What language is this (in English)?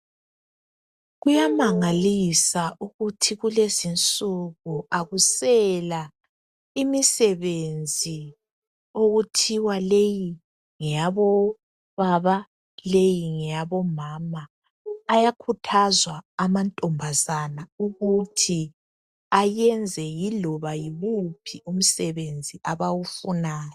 North Ndebele